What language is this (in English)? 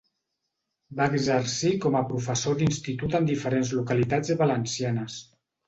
Catalan